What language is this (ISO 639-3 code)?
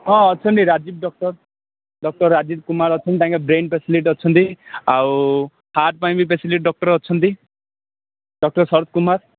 ori